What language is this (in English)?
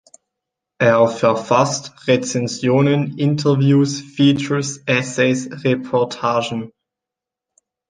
German